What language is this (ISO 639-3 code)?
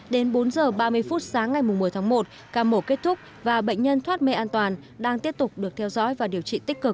vie